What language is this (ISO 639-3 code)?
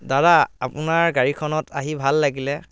asm